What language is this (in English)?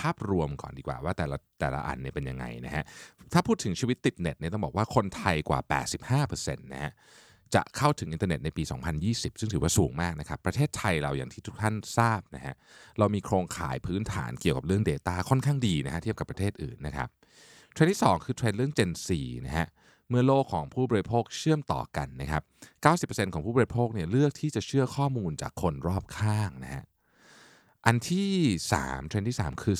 Thai